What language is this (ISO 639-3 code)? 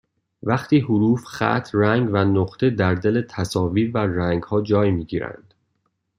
fas